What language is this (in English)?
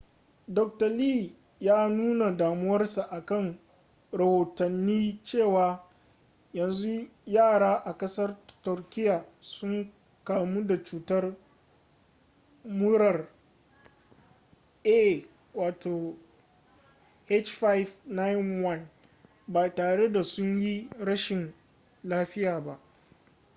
Hausa